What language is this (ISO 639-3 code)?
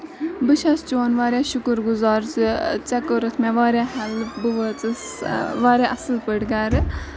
kas